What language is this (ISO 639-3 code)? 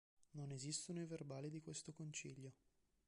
ita